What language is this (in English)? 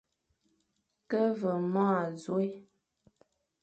Fang